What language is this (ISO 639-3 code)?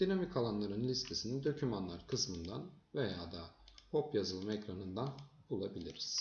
tur